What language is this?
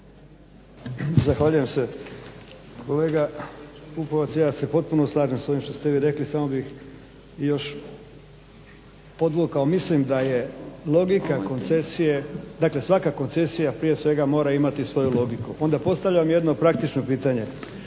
Croatian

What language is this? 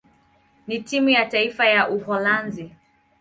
Swahili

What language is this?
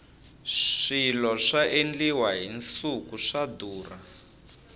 Tsonga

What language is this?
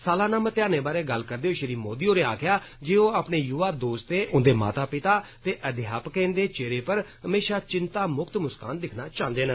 Dogri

